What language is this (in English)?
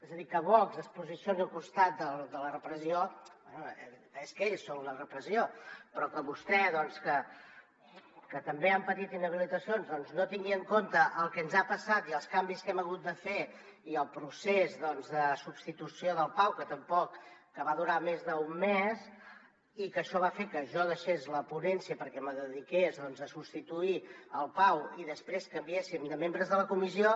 Catalan